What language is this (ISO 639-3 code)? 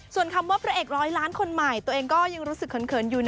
tha